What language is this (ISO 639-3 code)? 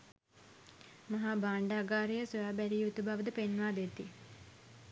sin